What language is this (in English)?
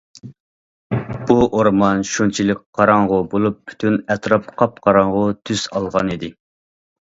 Uyghur